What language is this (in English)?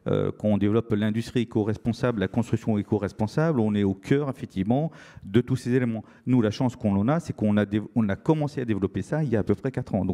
French